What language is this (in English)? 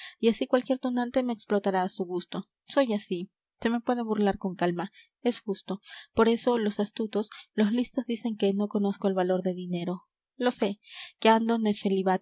Spanish